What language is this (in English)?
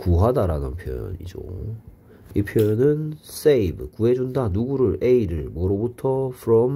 Korean